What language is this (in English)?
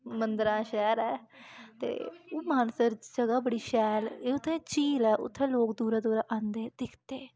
Dogri